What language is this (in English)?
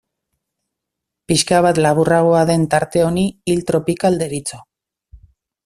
Basque